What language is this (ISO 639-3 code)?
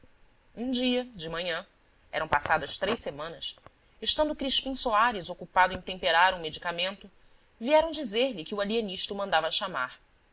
por